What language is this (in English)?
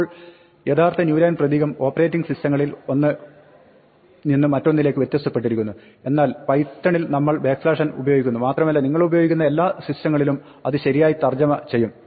Malayalam